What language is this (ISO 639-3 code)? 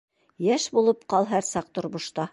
bak